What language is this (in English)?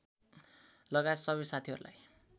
Nepali